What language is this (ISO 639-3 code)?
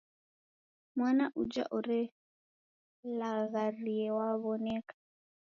dav